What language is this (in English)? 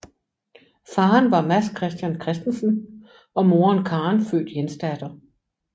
Danish